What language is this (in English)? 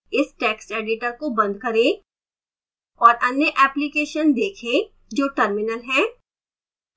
Hindi